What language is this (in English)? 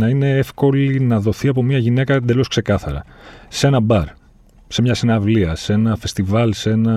Greek